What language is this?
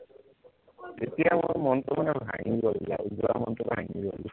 Assamese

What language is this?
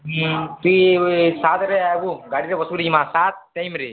Odia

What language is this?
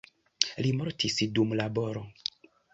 Esperanto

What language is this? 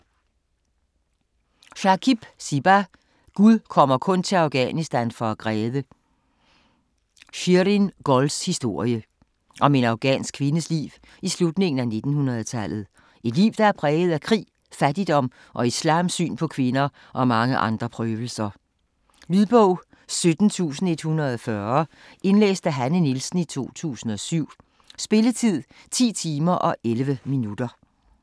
Danish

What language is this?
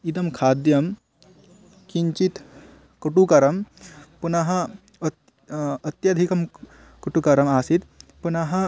Sanskrit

